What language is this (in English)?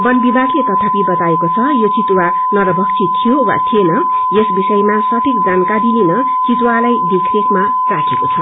Nepali